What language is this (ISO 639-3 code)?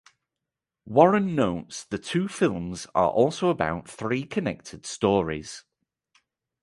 eng